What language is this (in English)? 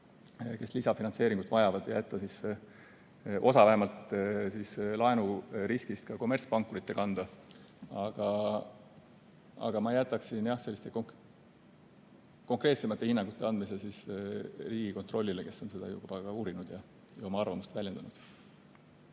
Estonian